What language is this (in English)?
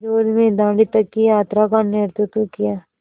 Hindi